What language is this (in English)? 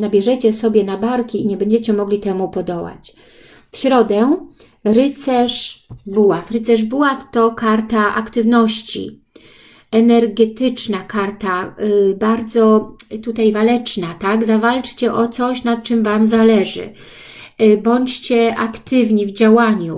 Polish